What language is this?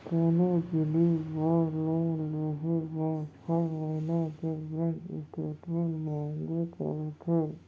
Chhattisgarhi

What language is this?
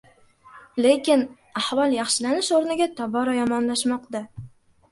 Uzbek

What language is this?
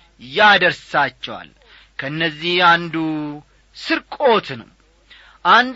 Amharic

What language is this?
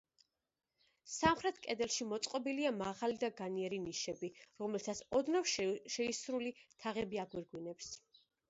Georgian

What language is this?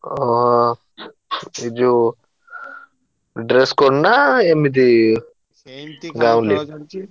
Odia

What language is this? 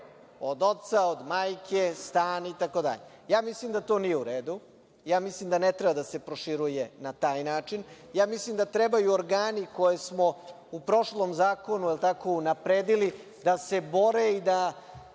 Serbian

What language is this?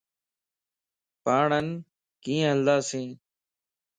Lasi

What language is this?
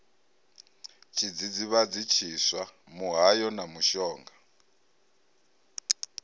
Venda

